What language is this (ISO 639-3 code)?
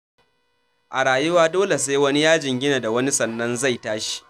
hau